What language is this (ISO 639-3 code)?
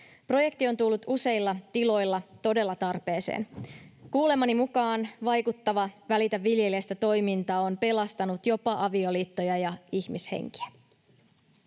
fin